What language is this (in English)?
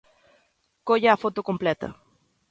Galician